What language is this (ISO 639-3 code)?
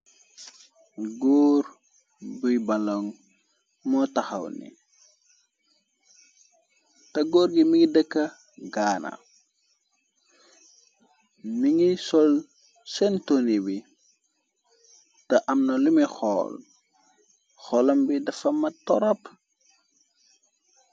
wol